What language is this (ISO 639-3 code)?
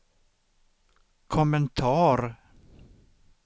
swe